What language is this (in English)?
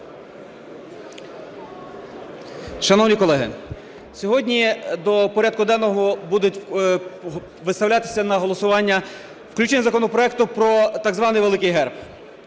Ukrainian